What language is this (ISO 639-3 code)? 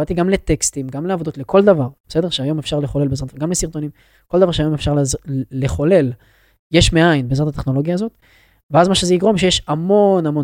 heb